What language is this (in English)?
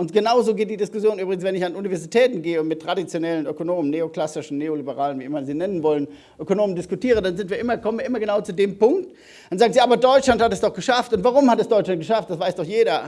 German